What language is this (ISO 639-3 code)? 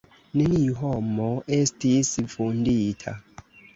epo